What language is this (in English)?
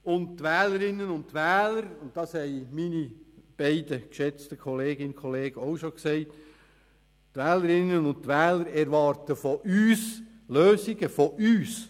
Swiss German